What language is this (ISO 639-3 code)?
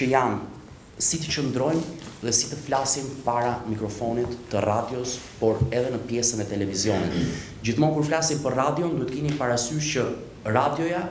ron